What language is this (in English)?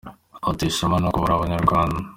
Kinyarwanda